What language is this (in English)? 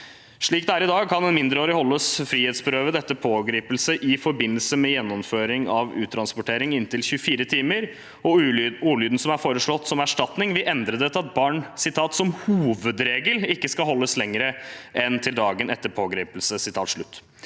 Norwegian